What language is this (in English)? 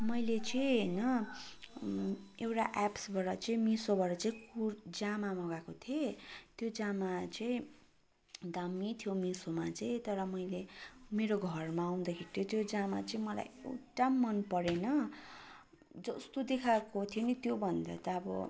Nepali